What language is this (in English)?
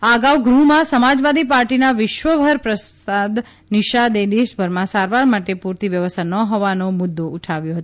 Gujarati